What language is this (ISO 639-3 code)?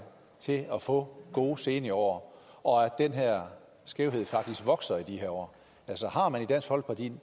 dan